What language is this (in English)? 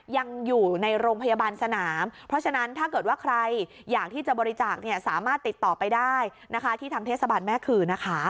Thai